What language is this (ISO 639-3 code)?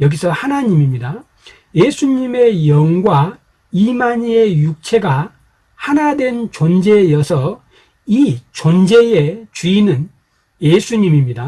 kor